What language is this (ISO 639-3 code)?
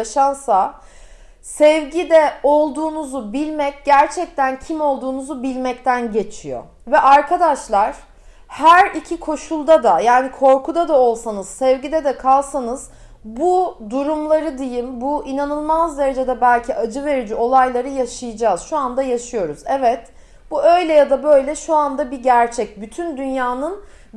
tur